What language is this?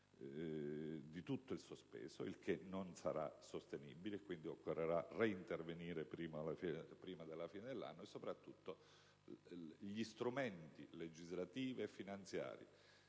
Italian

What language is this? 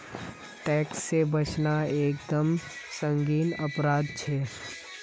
Magahi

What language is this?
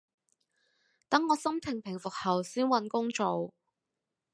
Cantonese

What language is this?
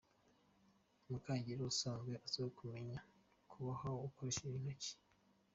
Kinyarwanda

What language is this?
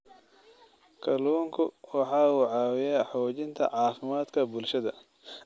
Somali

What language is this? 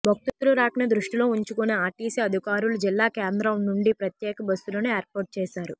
Telugu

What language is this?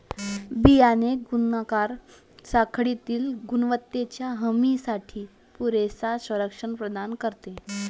Marathi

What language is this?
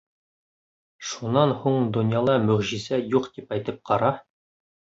Bashkir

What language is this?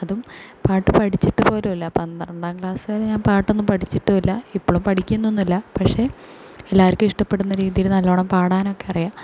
Malayalam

